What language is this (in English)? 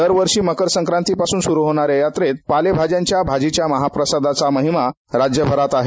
Marathi